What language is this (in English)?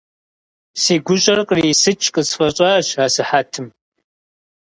Kabardian